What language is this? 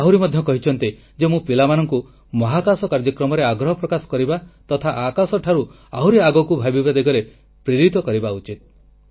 Odia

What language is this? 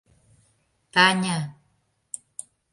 Mari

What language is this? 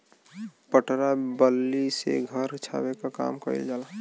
Bhojpuri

